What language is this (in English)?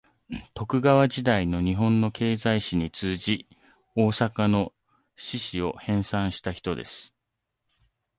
Japanese